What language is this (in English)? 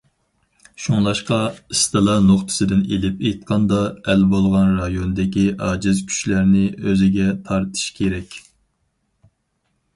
Uyghur